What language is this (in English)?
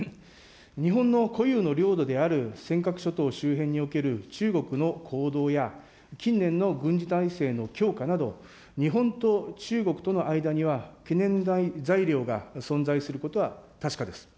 Japanese